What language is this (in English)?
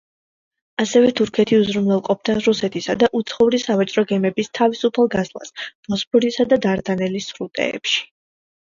Georgian